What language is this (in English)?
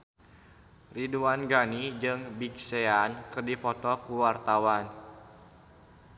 Sundanese